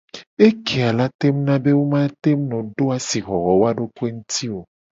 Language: Gen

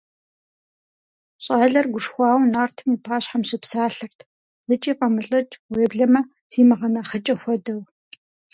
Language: Kabardian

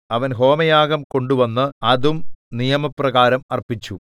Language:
Malayalam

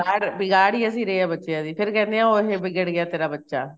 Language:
Punjabi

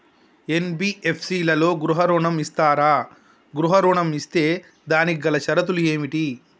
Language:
Telugu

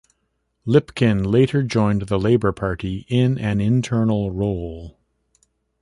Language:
English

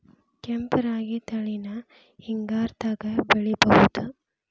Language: Kannada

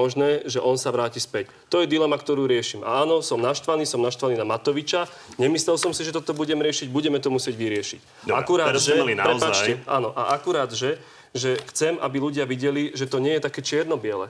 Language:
Slovak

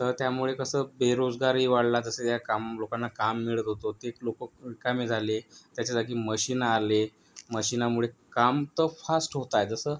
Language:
Marathi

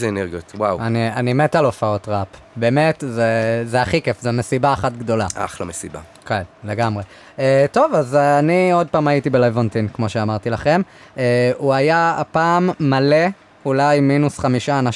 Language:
Hebrew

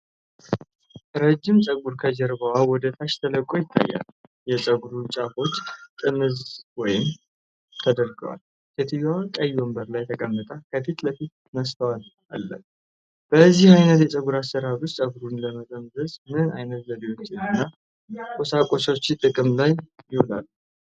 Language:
Amharic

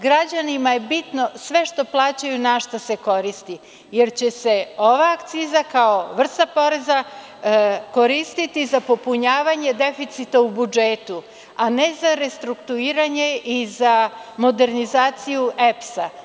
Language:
Serbian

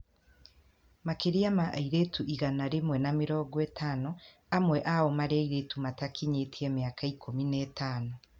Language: Kikuyu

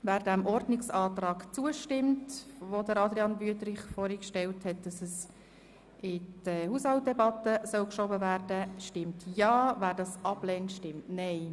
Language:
Swiss German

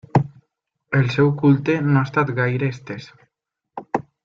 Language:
Catalan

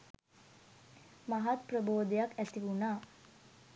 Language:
Sinhala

